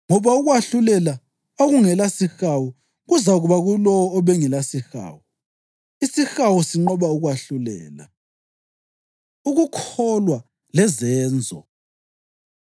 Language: North Ndebele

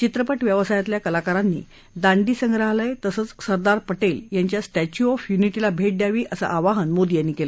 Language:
Marathi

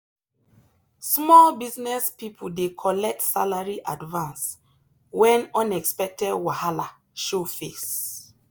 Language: Nigerian Pidgin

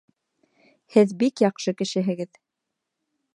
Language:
Bashkir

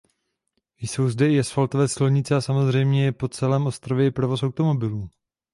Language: Czech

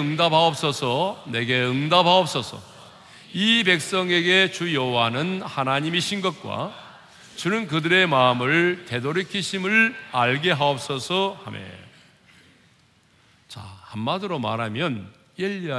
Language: Korean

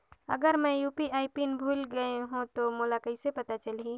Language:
Chhattisgarhi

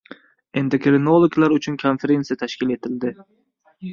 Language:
Uzbek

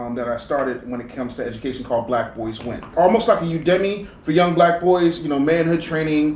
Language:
English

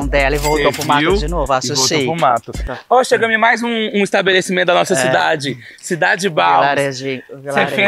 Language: Portuguese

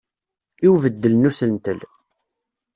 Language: Kabyle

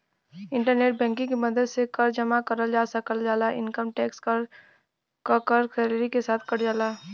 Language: Bhojpuri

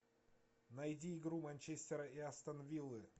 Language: Russian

